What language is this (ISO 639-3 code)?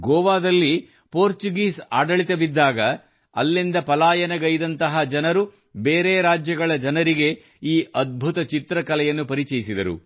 kan